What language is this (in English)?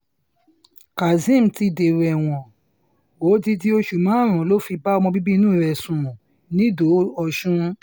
Yoruba